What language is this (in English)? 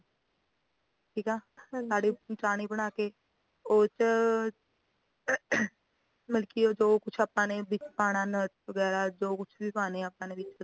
Punjabi